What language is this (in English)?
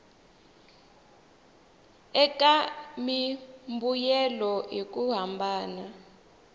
Tsonga